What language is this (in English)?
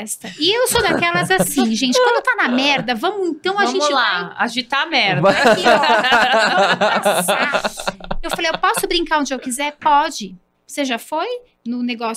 Portuguese